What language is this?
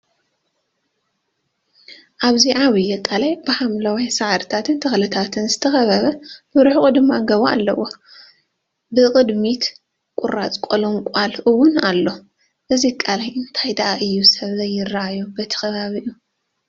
Tigrinya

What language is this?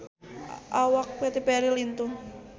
Sundanese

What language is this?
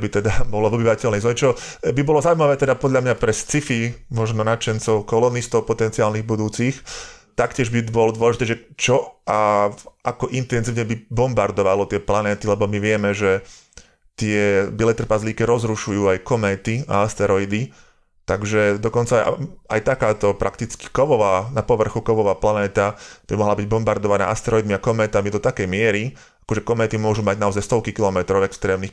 Slovak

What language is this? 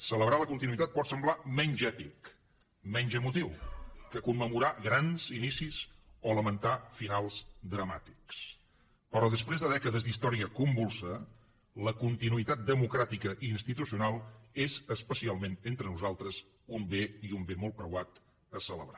Catalan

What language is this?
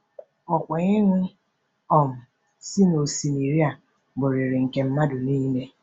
Igbo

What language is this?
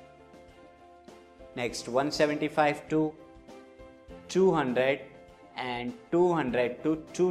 Hindi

